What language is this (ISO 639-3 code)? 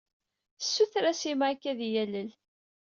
kab